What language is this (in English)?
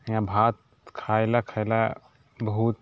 Maithili